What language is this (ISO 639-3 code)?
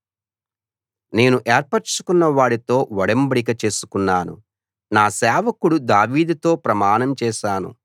tel